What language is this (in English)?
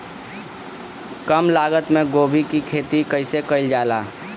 Bhojpuri